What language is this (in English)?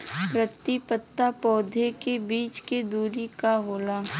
Bhojpuri